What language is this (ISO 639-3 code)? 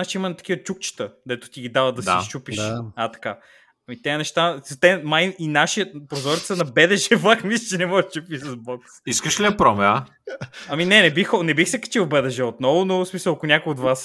bul